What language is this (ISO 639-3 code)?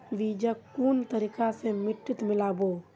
mag